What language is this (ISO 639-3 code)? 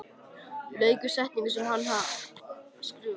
isl